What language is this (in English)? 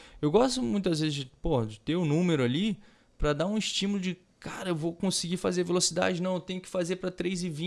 Portuguese